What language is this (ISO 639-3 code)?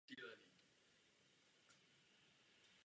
ces